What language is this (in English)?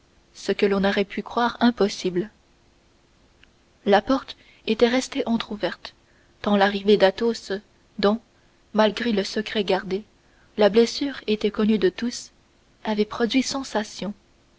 French